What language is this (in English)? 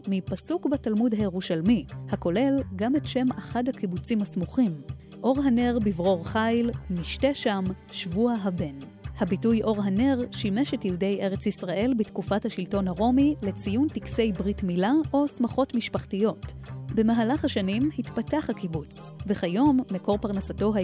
Hebrew